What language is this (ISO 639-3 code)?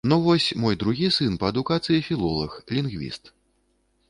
bel